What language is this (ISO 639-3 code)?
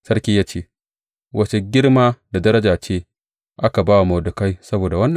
hau